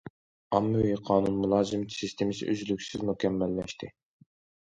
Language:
Uyghur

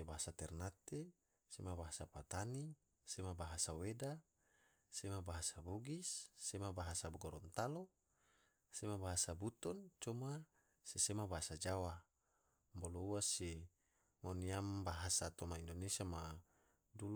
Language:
Tidore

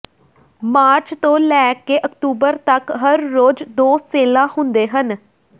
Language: Punjabi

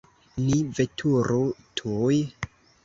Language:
Esperanto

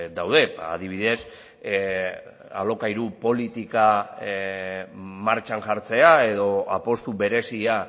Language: Basque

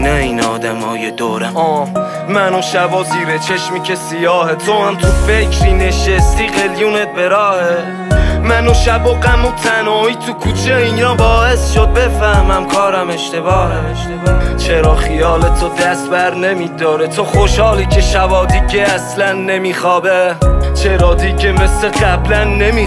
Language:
Persian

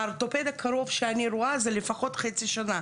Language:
Hebrew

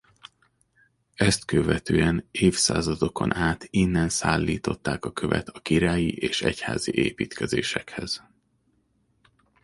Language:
Hungarian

